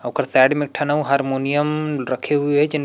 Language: Chhattisgarhi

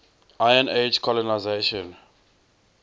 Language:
English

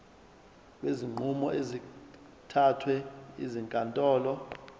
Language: Zulu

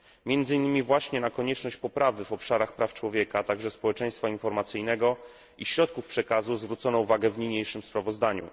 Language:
Polish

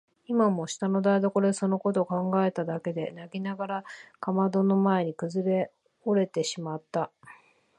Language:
Japanese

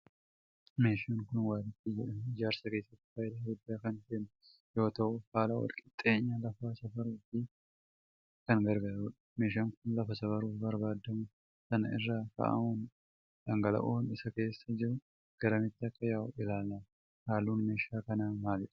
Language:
Oromo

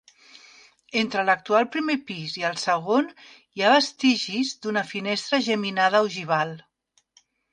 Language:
Catalan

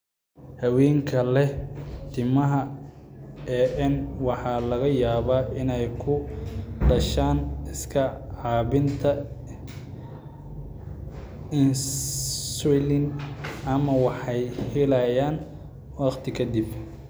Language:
Somali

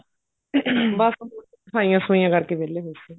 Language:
Punjabi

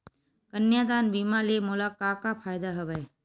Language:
Chhattisgarhi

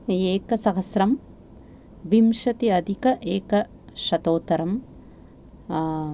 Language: Sanskrit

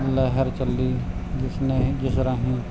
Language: Punjabi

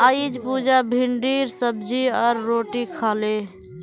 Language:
Magahi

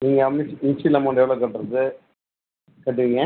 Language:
Tamil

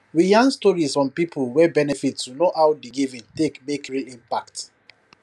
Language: Nigerian Pidgin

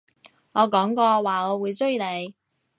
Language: Cantonese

